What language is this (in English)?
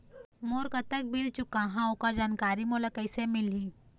Chhattisgarhi